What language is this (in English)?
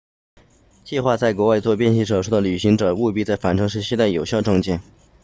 Chinese